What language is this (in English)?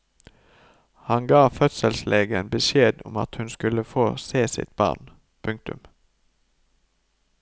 Norwegian